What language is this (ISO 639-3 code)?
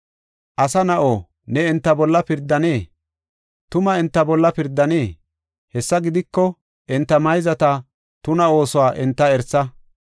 gof